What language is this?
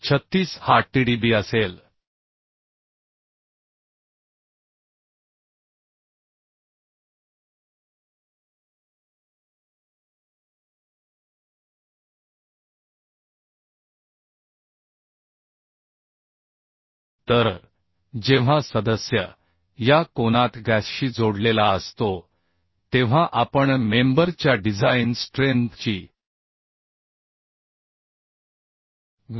Marathi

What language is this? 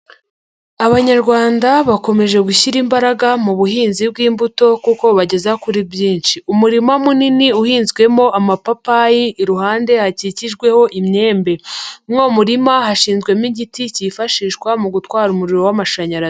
Kinyarwanda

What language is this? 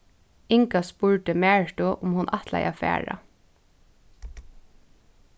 Faroese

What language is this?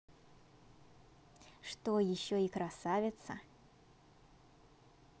Russian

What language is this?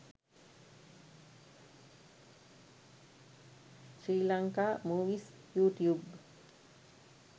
Sinhala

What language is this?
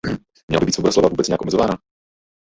Czech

